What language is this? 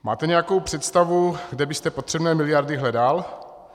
Czech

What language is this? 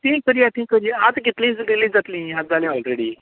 Konkani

